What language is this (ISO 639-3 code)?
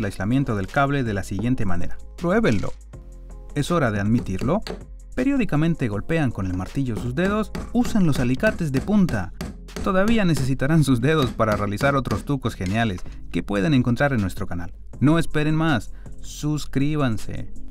spa